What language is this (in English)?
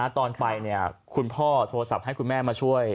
Thai